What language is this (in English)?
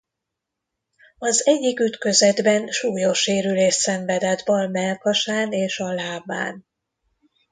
Hungarian